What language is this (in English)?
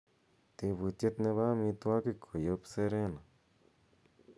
Kalenjin